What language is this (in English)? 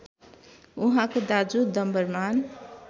Nepali